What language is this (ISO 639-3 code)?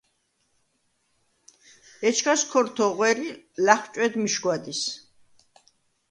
sva